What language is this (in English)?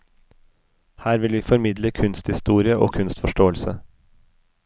Norwegian